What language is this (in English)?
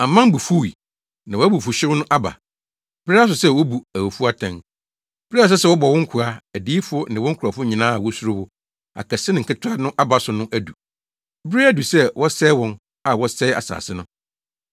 Akan